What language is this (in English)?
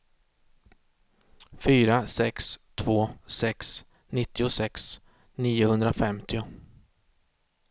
Swedish